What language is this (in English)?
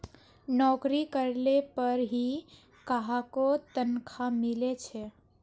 Magahi